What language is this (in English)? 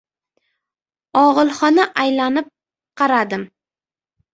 Uzbek